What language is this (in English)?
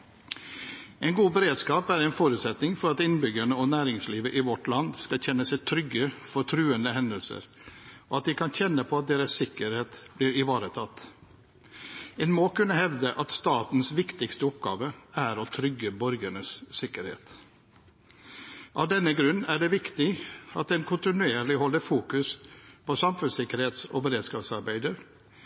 Norwegian Bokmål